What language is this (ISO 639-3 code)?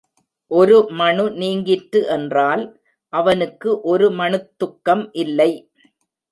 tam